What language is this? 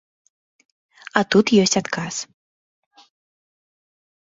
Belarusian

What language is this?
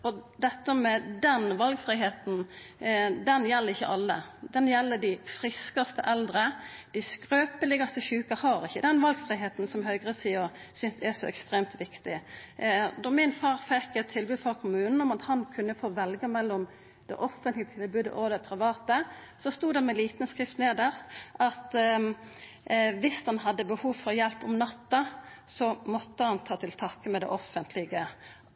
Norwegian Nynorsk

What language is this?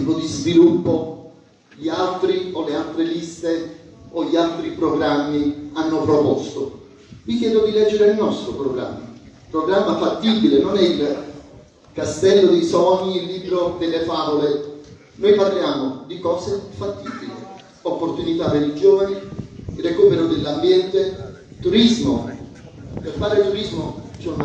Italian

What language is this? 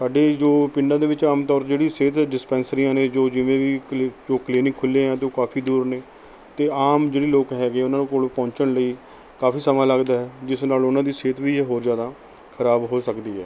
Punjabi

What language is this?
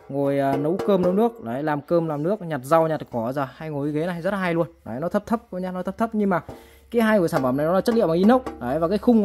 Vietnamese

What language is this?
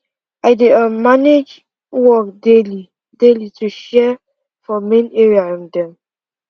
Nigerian Pidgin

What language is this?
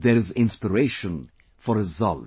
English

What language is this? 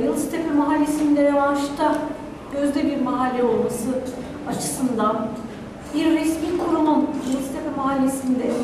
Turkish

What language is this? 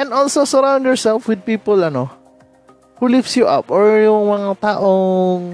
Filipino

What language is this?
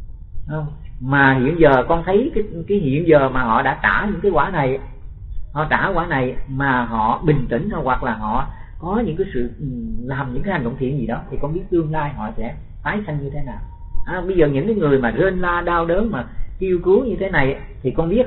Vietnamese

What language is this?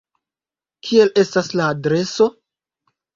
Esperanto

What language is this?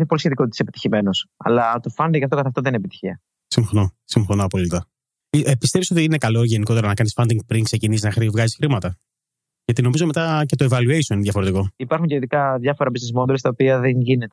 Greek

